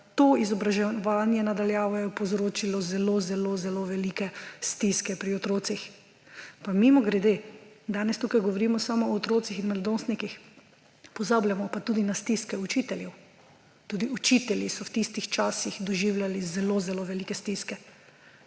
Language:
Slovenian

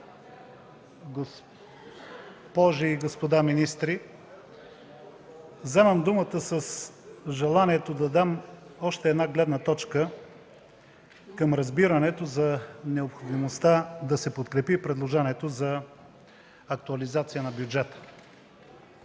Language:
Bulgarian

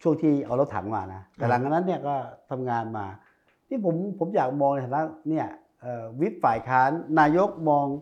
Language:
Thai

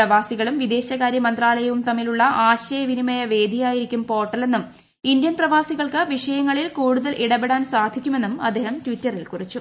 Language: Malayalam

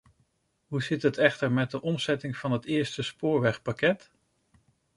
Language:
Dutch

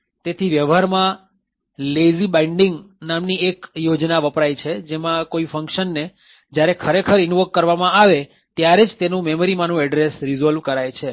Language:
Gujarati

